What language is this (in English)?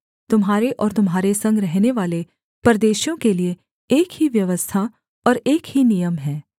Hindi